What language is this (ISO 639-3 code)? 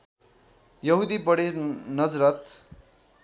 nep